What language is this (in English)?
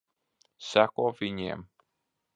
Latvian